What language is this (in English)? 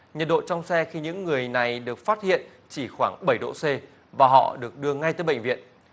Vietnamese